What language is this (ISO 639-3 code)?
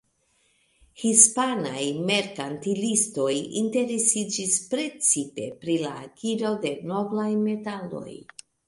epo